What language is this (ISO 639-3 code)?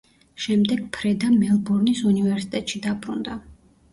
kat